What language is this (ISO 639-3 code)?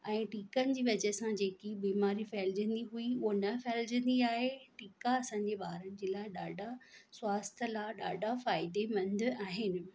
snd